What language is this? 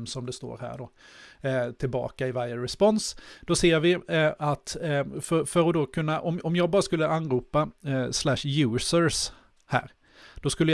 Swedish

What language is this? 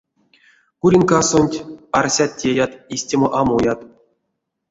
Erzya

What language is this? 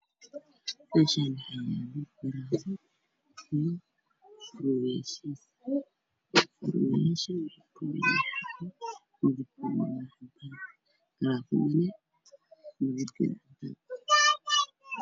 Somali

